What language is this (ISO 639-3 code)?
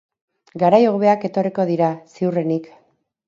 eus